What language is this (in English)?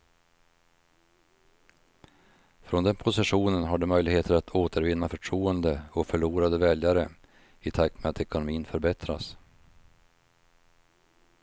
Swedish